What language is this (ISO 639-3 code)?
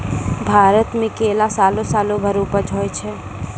mai